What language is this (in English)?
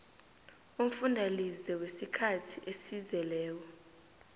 South Ndebele